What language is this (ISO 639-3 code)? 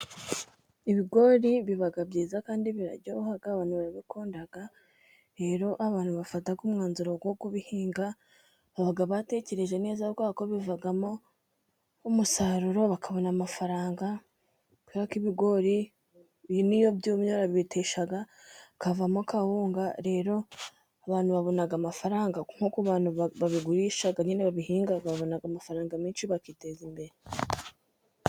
kin